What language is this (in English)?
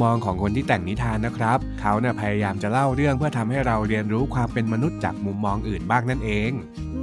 Thai